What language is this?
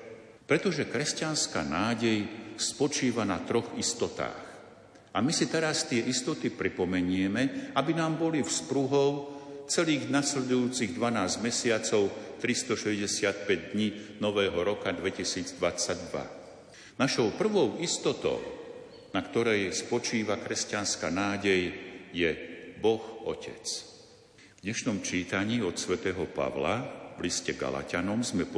Slovak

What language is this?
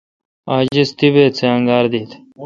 Kalkoti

